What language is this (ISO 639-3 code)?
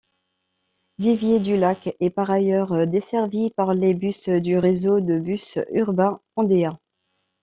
fra